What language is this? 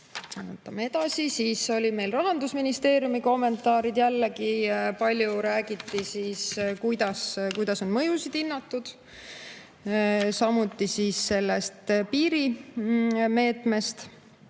Estonian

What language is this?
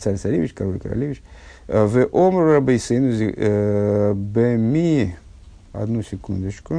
Russian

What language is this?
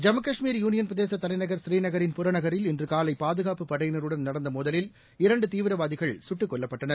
Tamil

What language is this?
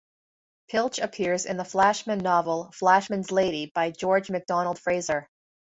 English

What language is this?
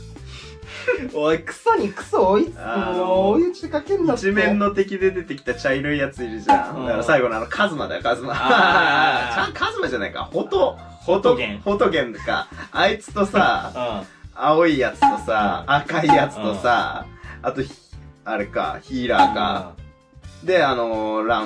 Japanese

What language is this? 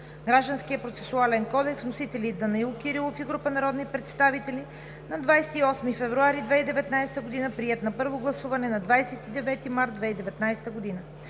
Bulgarian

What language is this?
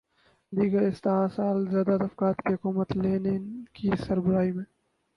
Urdu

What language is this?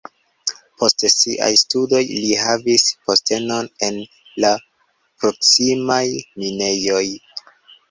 Esperanto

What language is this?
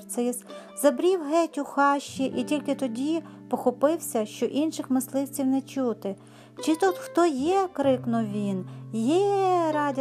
Ukrainian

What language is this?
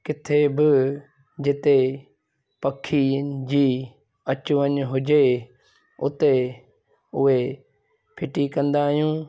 Sindhi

